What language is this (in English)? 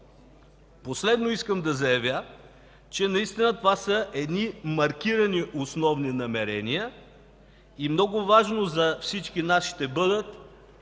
Bulgarian